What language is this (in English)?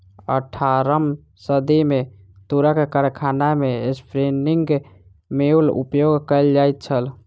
Maithili